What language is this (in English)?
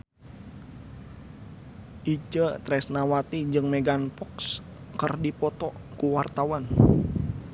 Sundanese